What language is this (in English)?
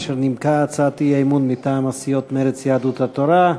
Hebrew